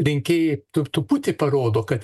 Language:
Lithuanian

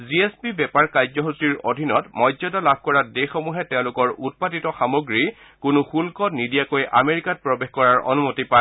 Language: Assamese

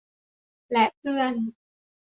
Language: Thai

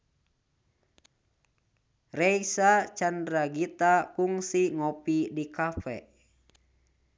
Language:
Sundanese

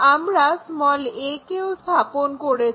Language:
Bangla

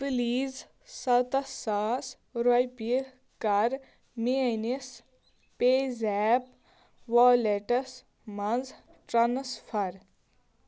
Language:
Kashmiri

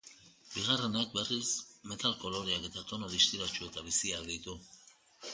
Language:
Basque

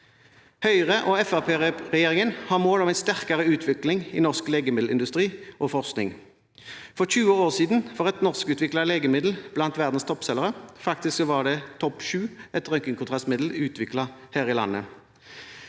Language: Norwegian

